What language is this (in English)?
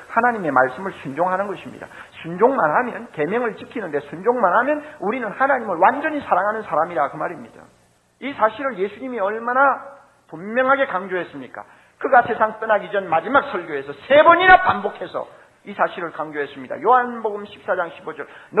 Korean